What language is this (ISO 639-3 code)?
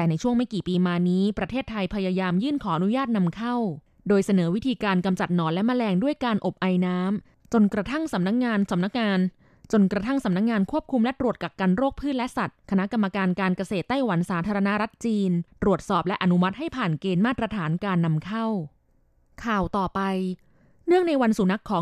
tha